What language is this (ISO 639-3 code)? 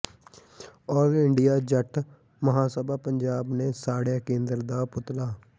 pan